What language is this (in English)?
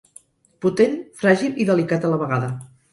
Catalan